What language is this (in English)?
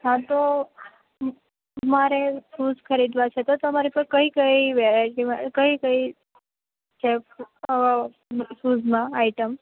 Gujarati